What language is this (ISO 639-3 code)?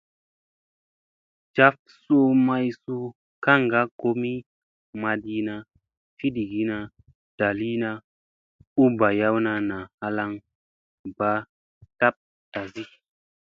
mse